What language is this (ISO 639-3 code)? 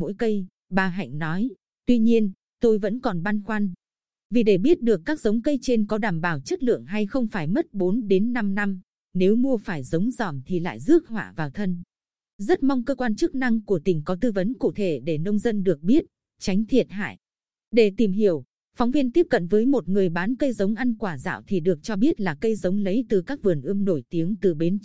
vie